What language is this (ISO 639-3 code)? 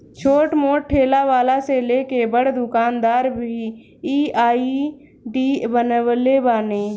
bho